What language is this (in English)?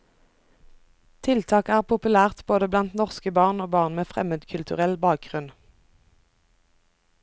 Norwegian